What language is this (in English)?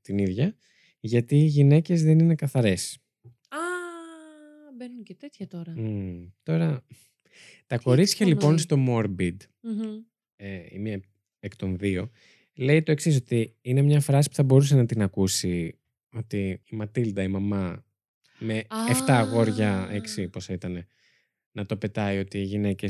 Greek